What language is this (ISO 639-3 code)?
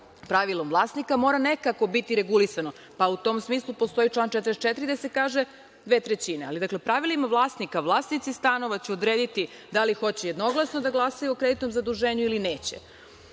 srp